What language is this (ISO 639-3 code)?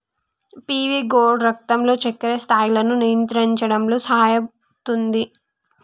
tel